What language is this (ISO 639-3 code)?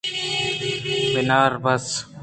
bgp